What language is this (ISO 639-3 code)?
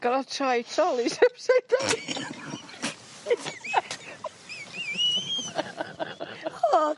cym